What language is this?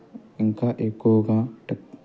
Telugu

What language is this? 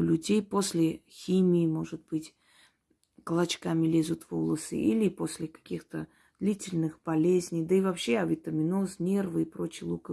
Russian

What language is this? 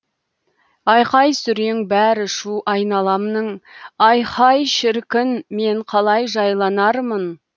Kazakh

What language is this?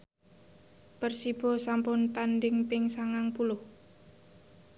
Javanese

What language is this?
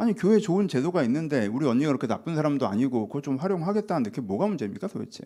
Korean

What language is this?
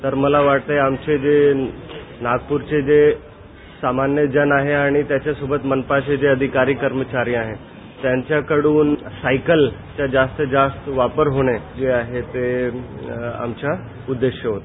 Marathi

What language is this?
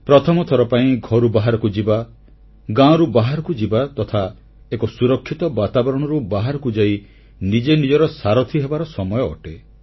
Odia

